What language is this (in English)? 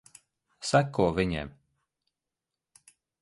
Latvian